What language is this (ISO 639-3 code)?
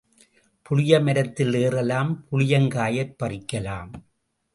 tam